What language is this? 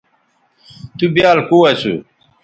Bateri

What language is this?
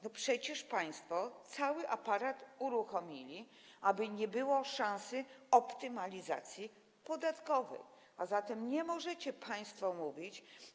Polish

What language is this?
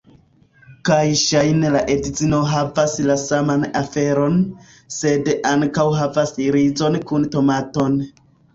Esperanto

